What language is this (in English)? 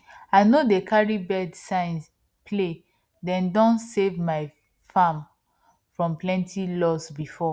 Nigerian Pidgin